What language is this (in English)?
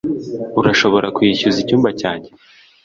Kinyarwanda